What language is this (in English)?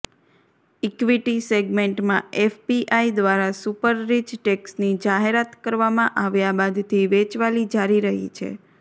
Gujarati